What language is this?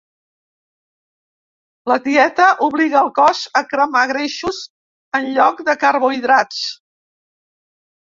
Catalan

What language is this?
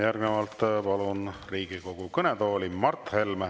Estonian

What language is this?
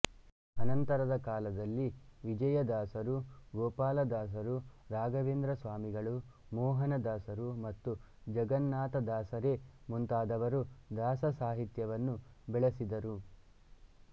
Kannada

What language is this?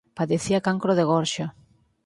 Galician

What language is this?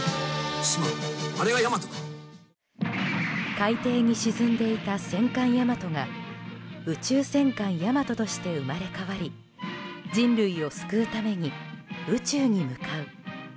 Japanese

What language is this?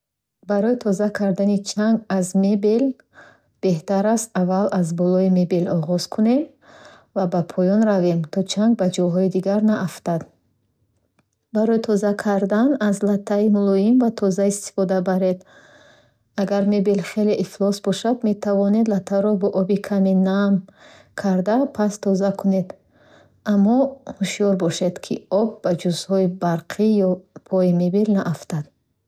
Bukharic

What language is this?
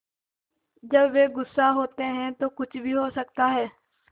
Hindi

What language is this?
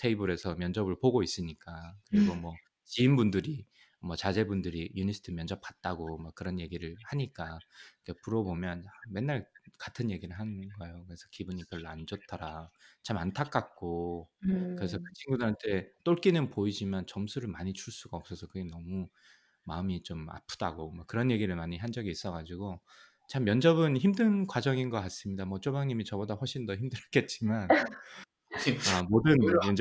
Korean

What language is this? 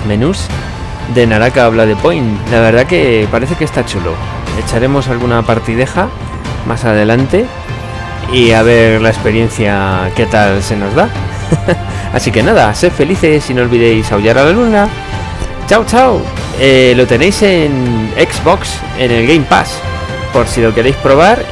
Spanish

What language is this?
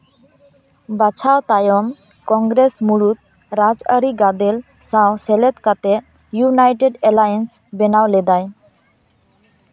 Santali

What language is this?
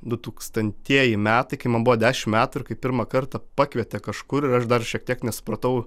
Lithuanian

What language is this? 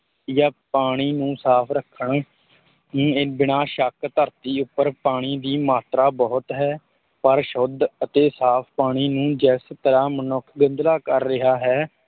Punjabi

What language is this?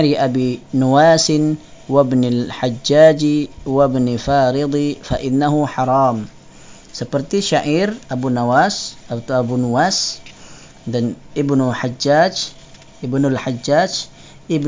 Malay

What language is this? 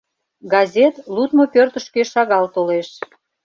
Mari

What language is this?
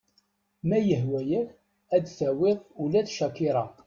Kabyle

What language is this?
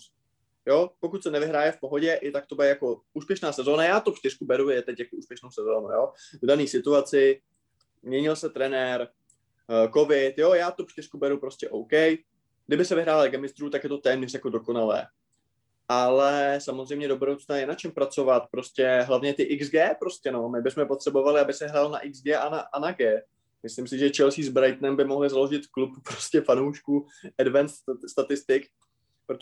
Czech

